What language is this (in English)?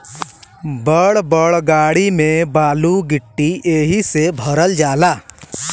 Bhojpuri